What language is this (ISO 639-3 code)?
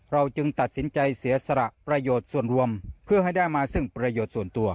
tha